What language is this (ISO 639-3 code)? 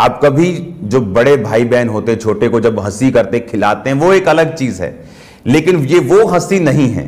hin